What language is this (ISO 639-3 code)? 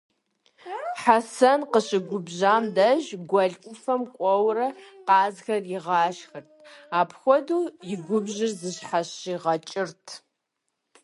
kbd